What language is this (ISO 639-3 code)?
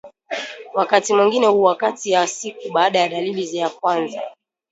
swa